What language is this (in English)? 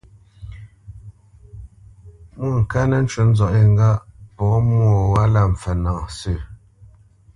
Bamenyam